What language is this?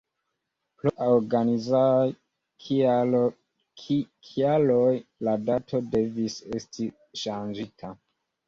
Esperanto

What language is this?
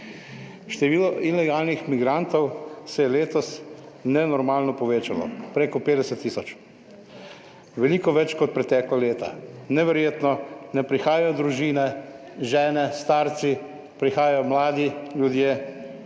Slovenian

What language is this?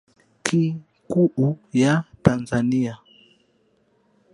Swahili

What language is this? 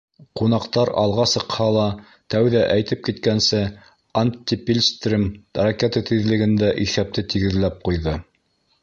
Bashkir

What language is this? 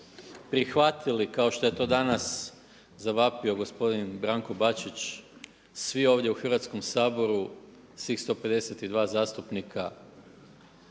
Croatian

